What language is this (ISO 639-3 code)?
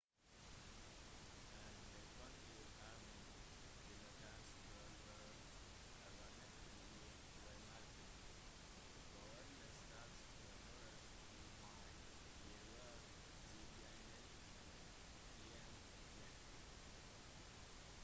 nob